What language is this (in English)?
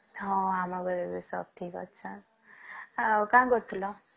Odia